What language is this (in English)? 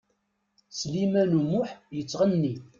Kabyle